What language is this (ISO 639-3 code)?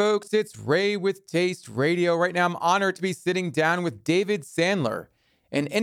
eng